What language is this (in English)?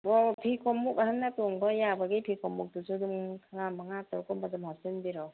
Manipuri